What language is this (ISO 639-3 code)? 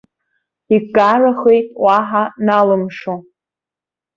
abk